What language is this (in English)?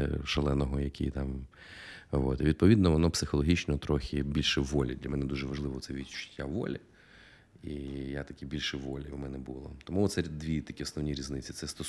Ukrainian